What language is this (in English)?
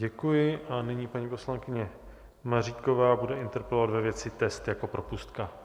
Czech